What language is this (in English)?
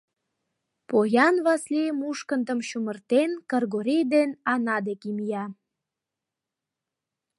Mari